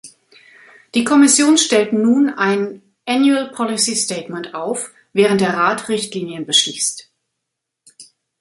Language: German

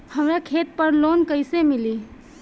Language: Bhojpuri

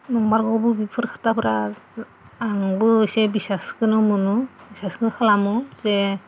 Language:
Bodo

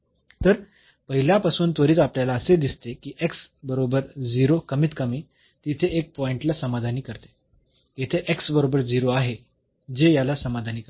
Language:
Marathi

